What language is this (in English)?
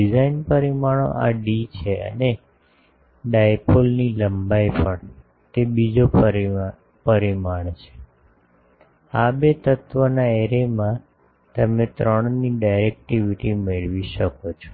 Gujarati